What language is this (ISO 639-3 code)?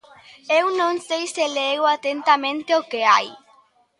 glg